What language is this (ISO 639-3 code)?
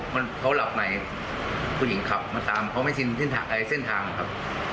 tha